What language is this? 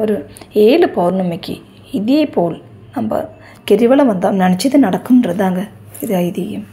Tamil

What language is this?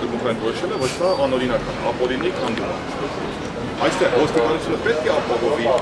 Romanian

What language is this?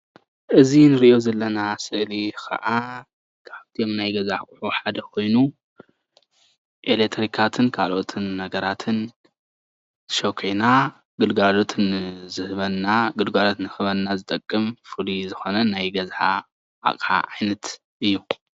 Tigrinya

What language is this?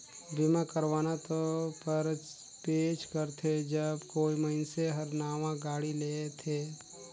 Chhattisgarhi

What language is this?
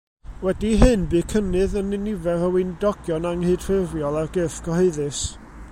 Welsh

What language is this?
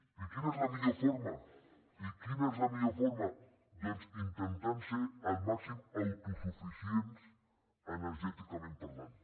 Catalan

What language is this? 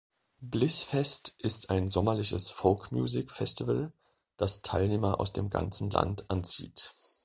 German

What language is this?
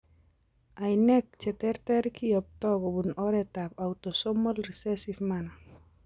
Kalenjin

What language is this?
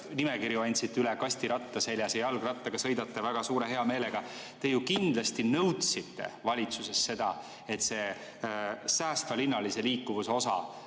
Estonian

